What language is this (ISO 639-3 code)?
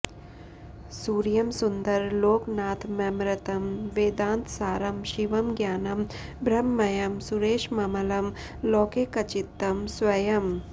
san